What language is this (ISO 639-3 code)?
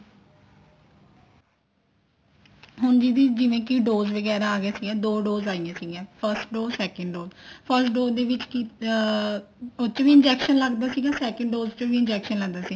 pan